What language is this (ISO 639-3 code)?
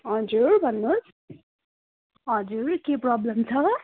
nep